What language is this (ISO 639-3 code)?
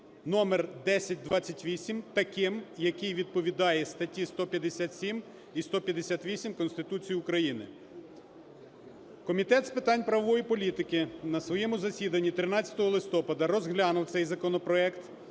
ukr